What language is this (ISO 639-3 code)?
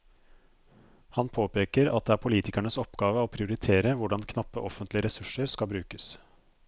nor